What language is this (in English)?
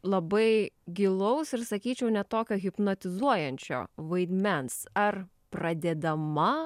Lithuanian